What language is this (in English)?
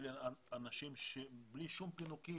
Hebrew